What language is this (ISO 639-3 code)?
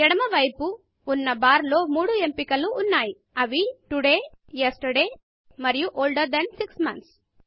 tel